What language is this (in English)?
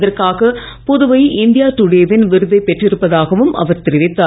Tamil